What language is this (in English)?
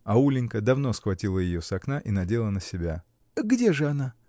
Russian